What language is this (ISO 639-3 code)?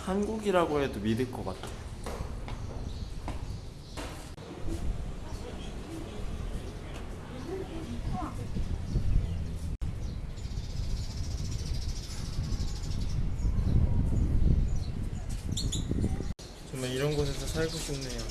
kor